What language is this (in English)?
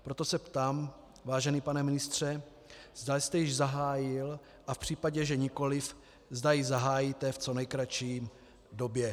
Czech